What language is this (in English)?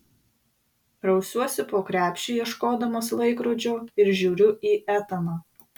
Lithuanian